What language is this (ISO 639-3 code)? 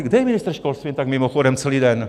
ces